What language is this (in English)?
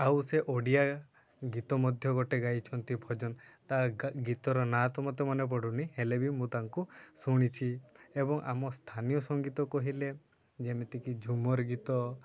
Odia